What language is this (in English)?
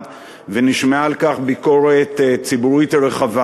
Hebrew